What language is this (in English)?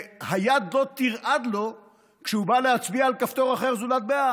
Hebrew